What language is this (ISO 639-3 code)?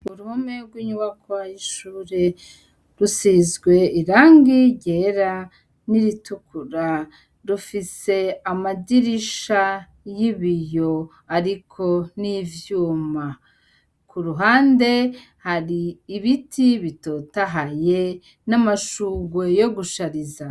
run